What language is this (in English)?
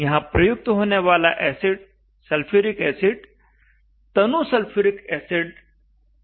Hindi